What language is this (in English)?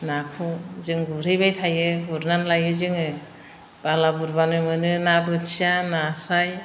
Bodo